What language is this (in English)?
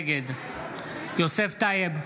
Hebrew